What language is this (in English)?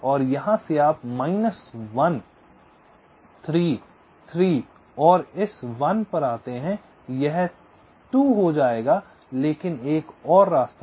Hindi